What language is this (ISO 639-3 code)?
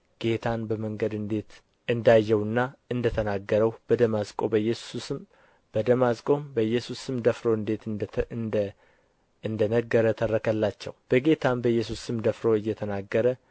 amh